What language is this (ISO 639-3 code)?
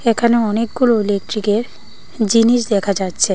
ben